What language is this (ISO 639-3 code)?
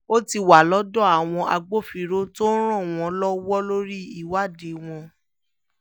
yor